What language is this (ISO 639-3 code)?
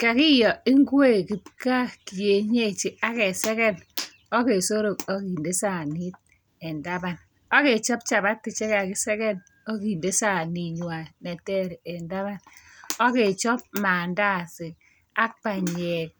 kln